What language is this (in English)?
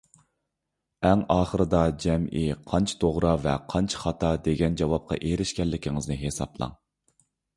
Uyghur